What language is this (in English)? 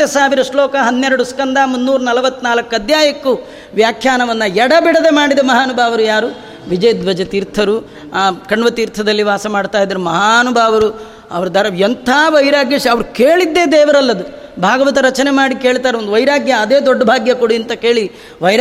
Kannada